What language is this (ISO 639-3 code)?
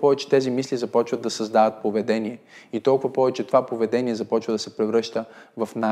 bul